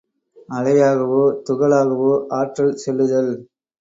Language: Tamil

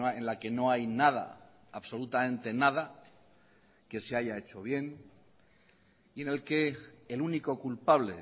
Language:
Spanish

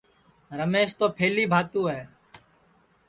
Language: Sansi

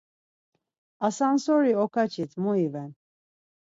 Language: Laz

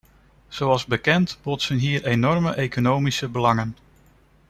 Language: Dutch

